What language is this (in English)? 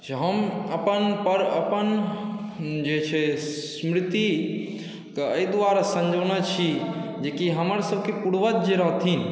Maithili